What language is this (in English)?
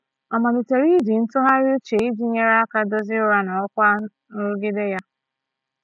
Igbo